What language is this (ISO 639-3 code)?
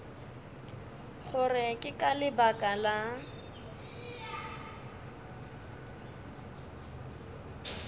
nso